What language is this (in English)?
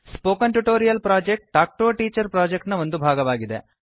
Kannada